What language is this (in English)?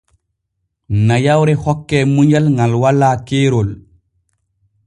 Borgu Fulfulde